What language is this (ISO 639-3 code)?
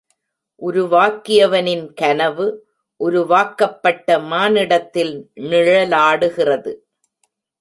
tam